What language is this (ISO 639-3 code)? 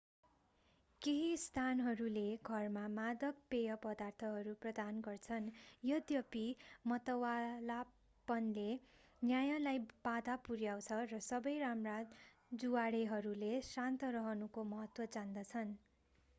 nep